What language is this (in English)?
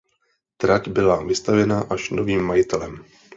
Czech